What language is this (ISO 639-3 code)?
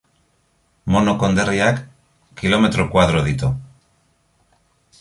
eus